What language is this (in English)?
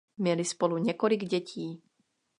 Czech